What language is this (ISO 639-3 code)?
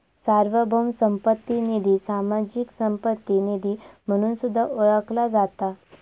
mar